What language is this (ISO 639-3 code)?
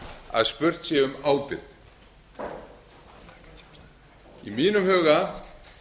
isl